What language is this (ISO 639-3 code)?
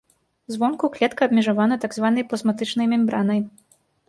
bel